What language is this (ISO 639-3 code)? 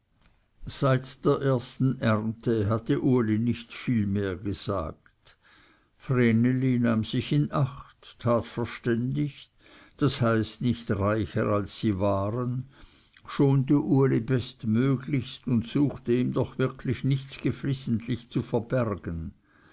deu